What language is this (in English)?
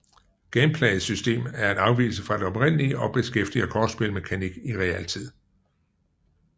Danish